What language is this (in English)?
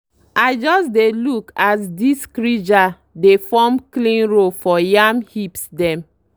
Nigerian Pidgin